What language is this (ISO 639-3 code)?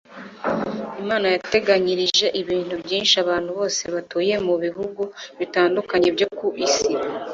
kin